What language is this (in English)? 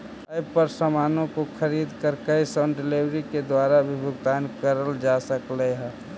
Magahi